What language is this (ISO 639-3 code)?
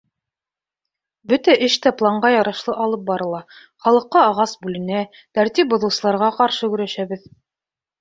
bak